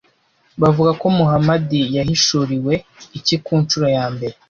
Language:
Kinyarwanda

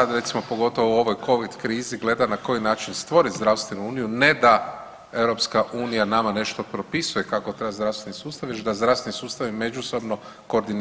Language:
Croatian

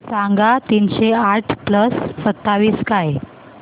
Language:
Marathi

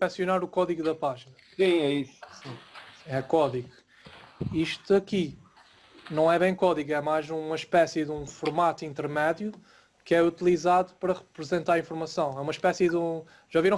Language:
Portuguese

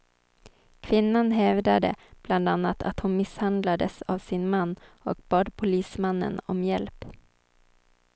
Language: Swedish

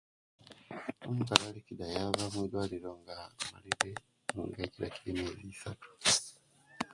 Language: Kenyi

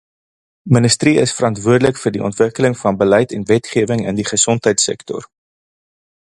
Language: Afrikaans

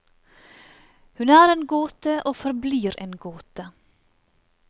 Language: Norwegian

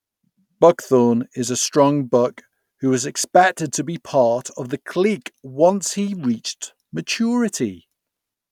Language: English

